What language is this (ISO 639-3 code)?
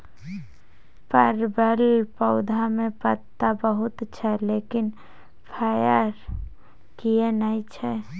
mai